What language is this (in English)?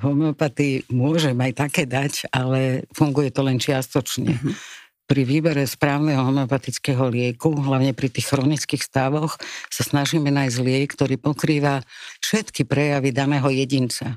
Slovak